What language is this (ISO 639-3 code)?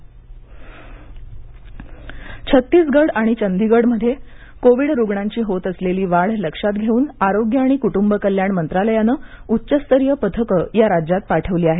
mar